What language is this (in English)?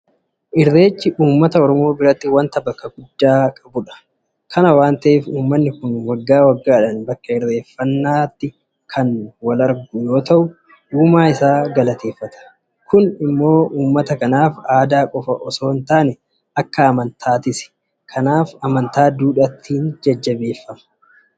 Oromo